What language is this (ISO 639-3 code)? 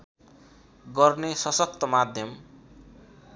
nep